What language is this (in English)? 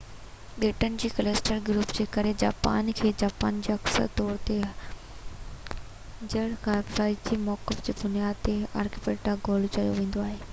Sindhi